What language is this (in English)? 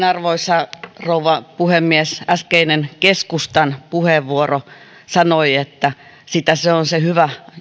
Finnish